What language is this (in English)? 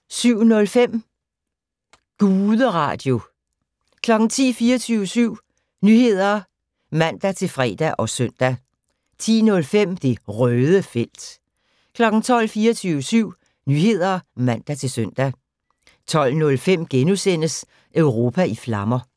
Danish